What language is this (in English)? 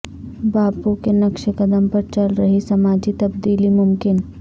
Urdu